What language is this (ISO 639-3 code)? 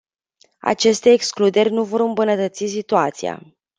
ron